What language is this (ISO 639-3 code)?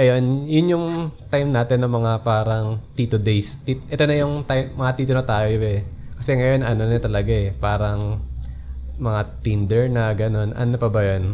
fil